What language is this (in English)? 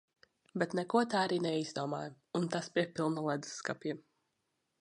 Latvian